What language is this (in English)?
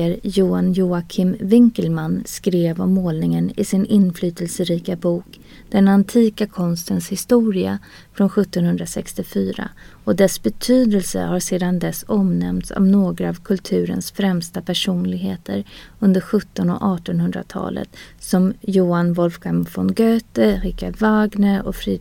Swedish